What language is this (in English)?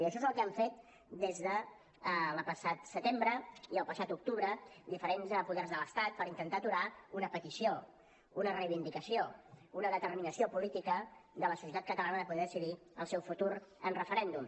Catalan